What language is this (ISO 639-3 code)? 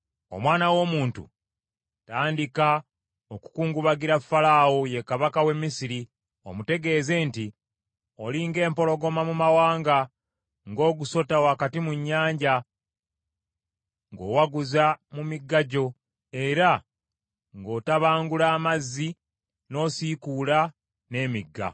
lug